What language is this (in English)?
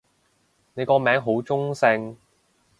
Cantonese